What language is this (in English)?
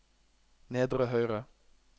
Norwegian